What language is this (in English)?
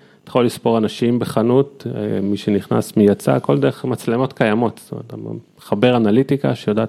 Hebrew